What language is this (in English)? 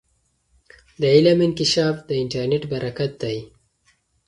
Pashto